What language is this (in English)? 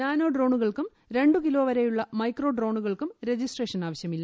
Malayalam